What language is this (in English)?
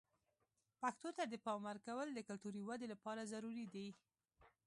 Pashto